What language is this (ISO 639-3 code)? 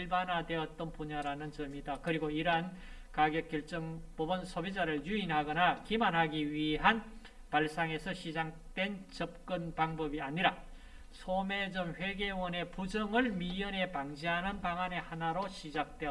kor